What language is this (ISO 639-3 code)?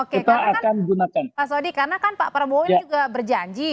ind